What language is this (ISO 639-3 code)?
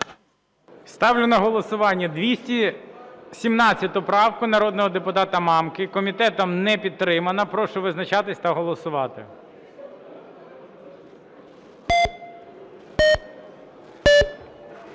ukr